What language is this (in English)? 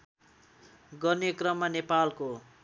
Nepali